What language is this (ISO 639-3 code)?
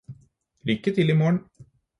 nob